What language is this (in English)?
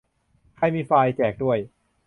Thai